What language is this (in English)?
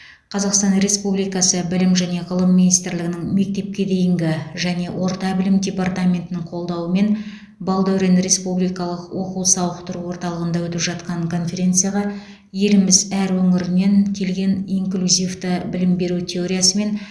Kazakh